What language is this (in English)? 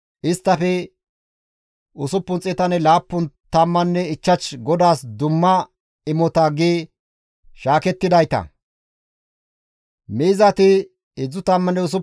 Gamo